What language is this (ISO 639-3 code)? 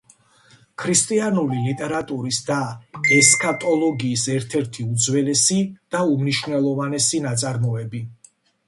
kat